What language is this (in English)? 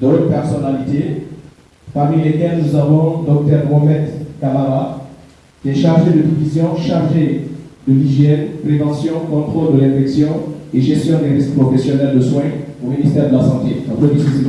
French